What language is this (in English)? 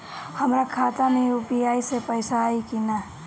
Bhojpuri